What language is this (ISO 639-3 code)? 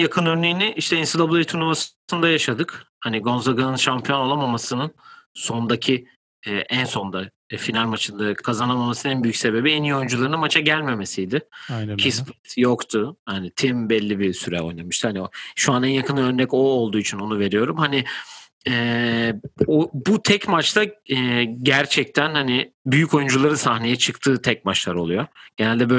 tur